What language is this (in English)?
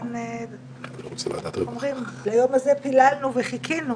Hebrew